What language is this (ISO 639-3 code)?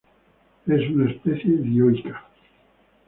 spa